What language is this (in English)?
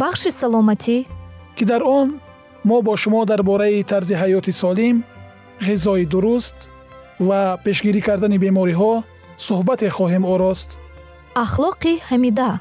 Persian